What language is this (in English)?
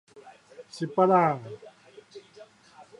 Min Nan Chinese